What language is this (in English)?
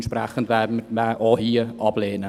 Swiss German